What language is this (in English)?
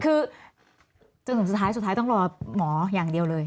Thai